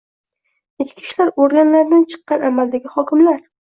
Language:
Uzbek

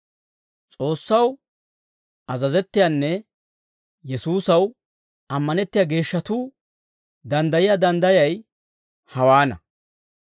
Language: Dawro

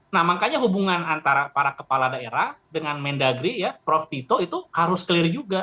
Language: Indonesian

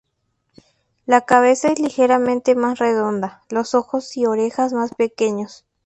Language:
Spanish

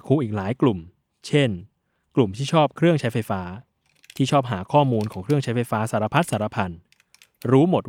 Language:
Thai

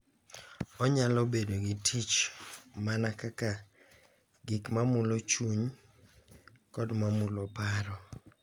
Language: Luo (Kenya and Tanzania)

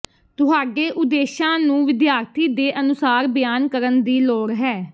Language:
Punjabi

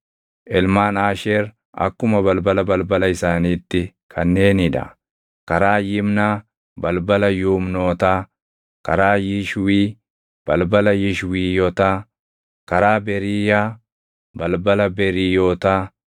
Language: Oromo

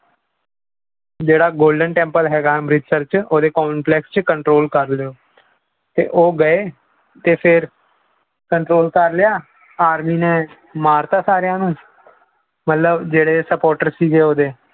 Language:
Punjabi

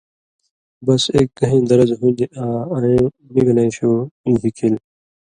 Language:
Indus Kohistani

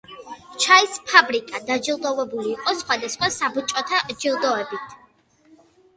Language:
Georgian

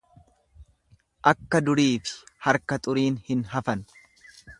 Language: Oromo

